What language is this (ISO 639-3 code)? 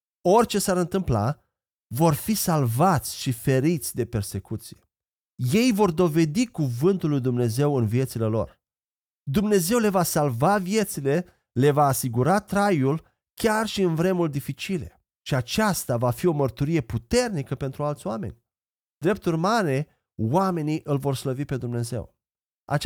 ron